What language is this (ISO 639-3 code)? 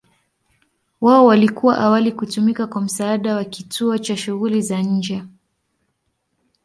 swa